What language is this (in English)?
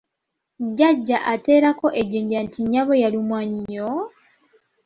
Ganda